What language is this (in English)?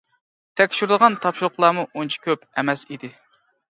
Uyghur